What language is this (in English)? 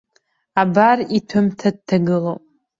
Abkhazian